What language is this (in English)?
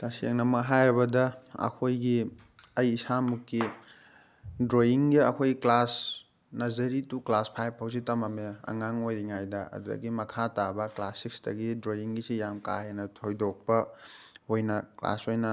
Manipuri